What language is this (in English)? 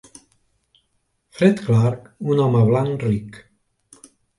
Catalan